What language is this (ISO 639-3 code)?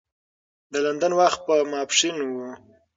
pus